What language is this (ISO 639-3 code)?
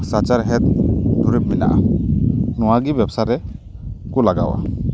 sat